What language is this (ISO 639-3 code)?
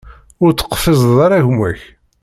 kab